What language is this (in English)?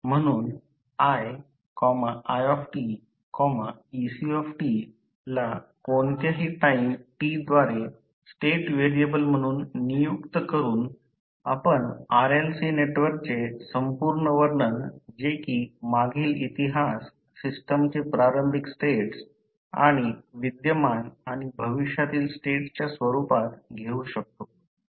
Marathi